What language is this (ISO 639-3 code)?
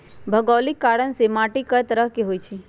mag